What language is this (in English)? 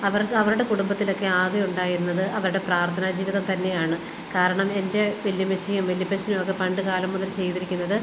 Malayalam